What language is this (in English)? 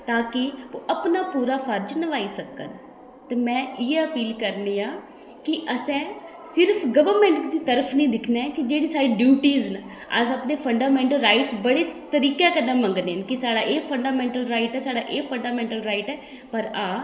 Dogri